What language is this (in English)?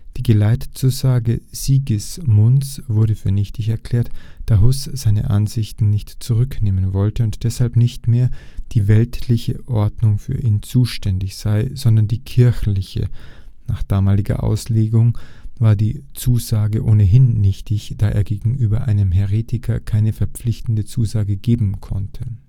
German